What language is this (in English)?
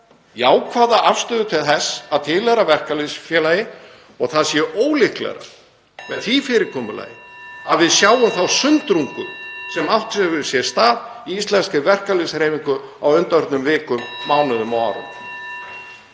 Icelandic